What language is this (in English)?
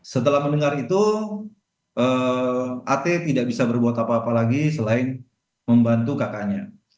Indonesian